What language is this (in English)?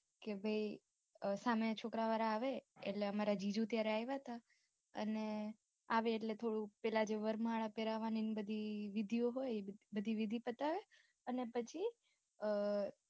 Gujarati